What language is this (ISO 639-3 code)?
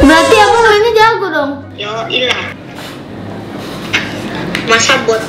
ind